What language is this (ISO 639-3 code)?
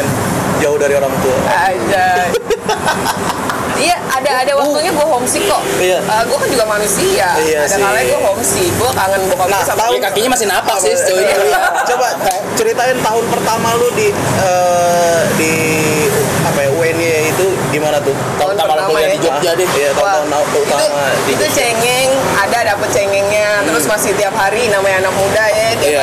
ind